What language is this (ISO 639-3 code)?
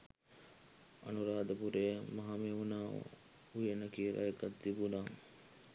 sin